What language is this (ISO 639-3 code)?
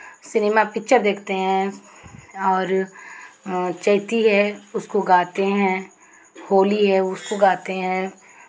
hin